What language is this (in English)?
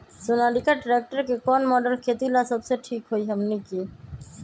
Magahi